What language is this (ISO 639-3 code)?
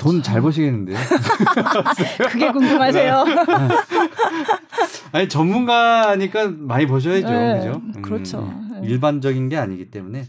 kor